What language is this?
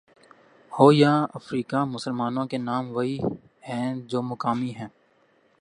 Urdu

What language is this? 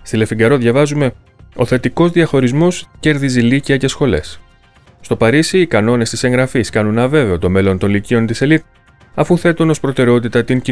Greek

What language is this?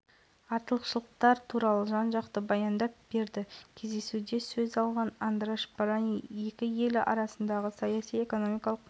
Kazakh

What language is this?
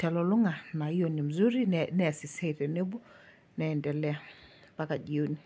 Masai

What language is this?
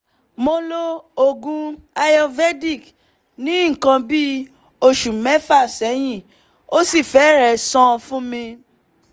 Yoruba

